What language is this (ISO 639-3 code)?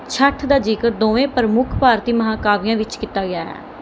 pan